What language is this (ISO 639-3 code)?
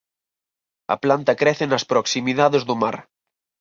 glg